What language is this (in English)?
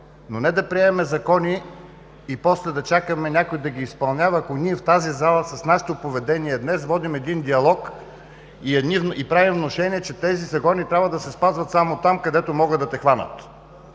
Bulgarian